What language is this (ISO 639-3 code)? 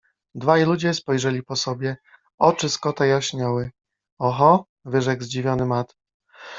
pol